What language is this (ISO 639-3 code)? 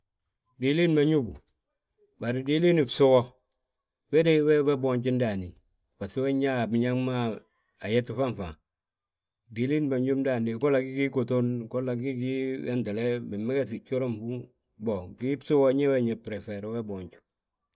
bjt